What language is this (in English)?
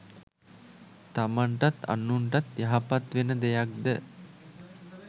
Sinhala